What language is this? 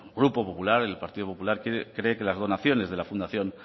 Spanish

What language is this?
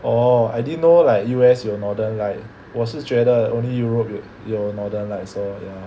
English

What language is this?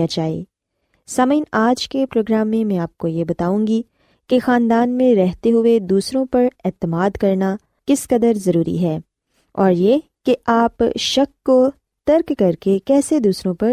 Urdu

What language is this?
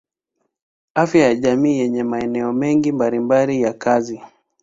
Swahili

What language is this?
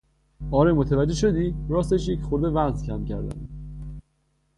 Persian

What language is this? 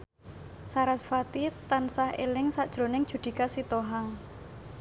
Javanese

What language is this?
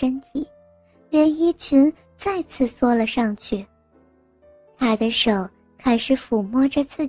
Chinese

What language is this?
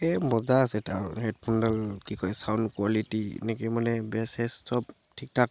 Assamese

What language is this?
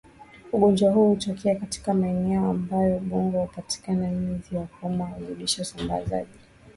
Swahili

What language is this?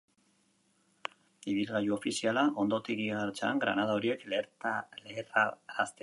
Basque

